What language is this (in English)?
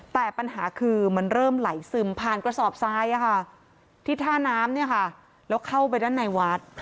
Thai